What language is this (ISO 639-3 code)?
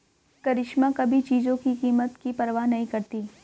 hin